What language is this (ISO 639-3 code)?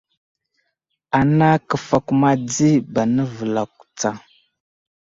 udl